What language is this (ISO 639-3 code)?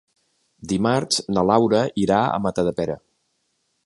cat